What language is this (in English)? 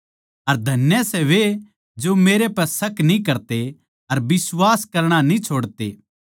Haryanvi